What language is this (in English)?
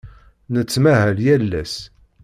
Kabyle